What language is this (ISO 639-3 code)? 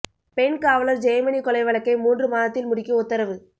tam